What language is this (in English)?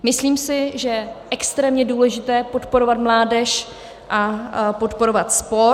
Czech